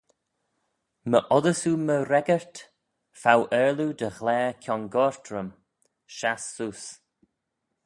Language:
Manx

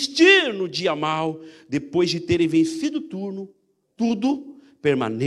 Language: Portuguese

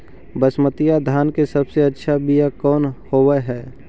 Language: Magahi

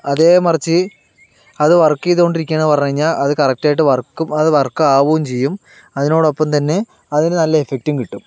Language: Malayalam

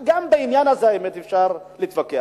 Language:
Hebrew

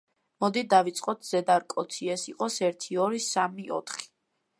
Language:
Georgian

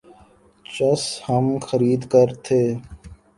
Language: Urdu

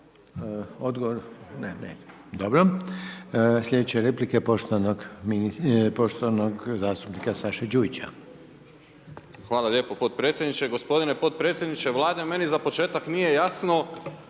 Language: Croatian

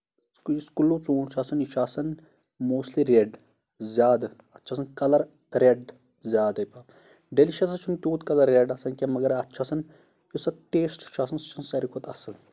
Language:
Kashmiri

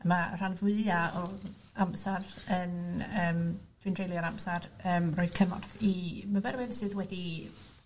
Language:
Welsh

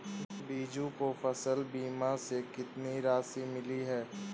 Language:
Hindi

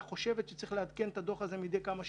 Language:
Hebrew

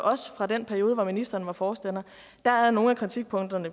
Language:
Danish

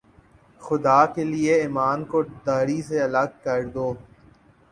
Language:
Urdu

